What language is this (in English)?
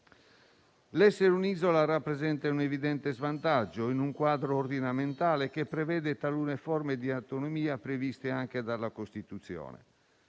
Italian